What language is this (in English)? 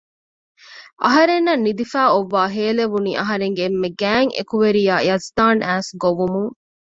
Divehi